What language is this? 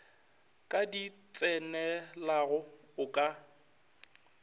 Northern Sotho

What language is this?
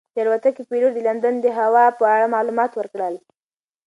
Pashto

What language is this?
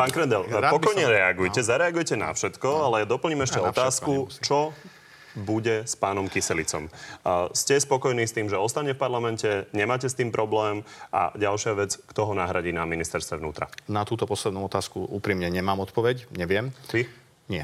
Slovak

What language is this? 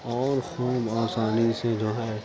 Urdu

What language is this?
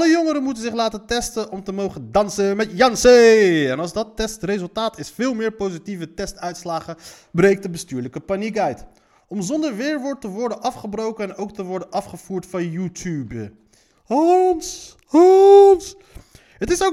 Dutch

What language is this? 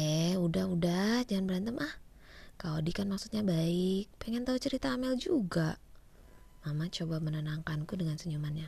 Indonesian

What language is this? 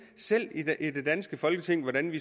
Danish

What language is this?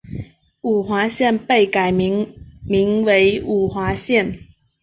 Chinese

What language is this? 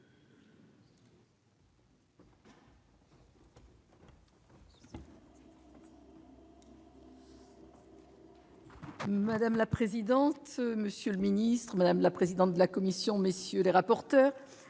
French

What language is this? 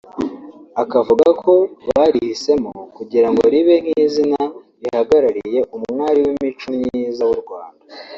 Kinyarwanda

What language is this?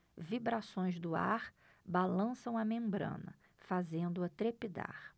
Portuguese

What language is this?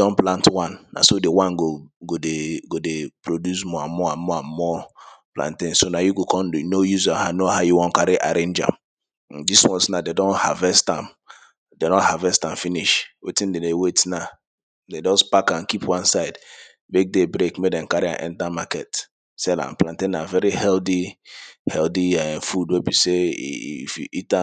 Nigerian Pidgin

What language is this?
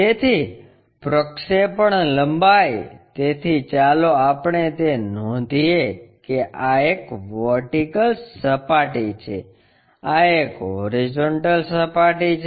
Gujarati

